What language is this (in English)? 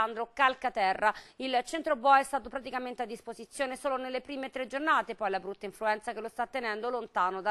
Italian